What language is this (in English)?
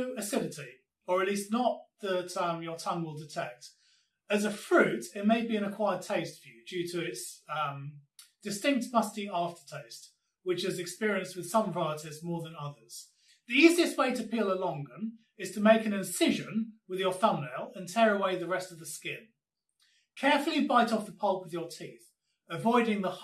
English